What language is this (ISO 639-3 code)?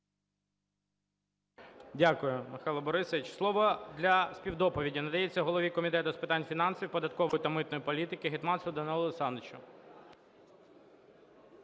ukr